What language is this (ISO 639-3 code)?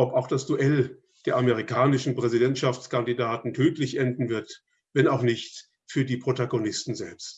deu